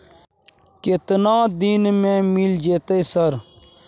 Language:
Maithili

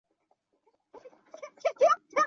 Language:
Chinese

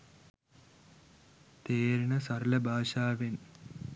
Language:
Sinhala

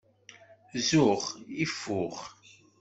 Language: Kabyle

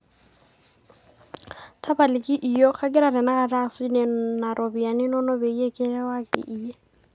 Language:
Masai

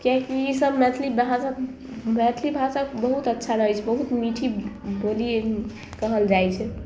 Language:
Maithili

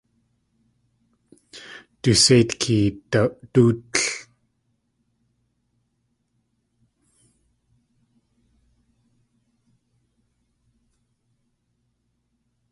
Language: Tlingit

